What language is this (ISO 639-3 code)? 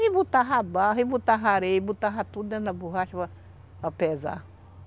por